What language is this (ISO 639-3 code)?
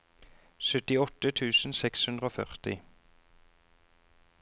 nor